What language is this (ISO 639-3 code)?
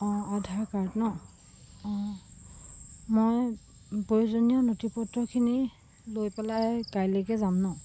asm